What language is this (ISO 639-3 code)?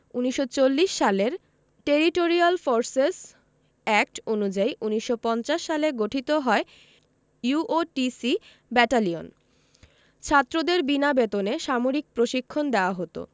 ben